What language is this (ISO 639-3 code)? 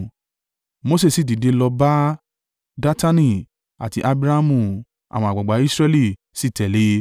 yor